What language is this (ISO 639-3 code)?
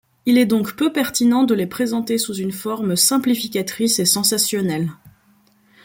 fra